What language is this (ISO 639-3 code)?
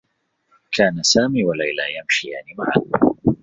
ara